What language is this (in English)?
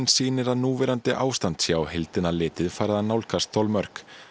Icelandic